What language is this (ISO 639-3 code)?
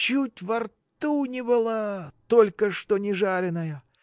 rus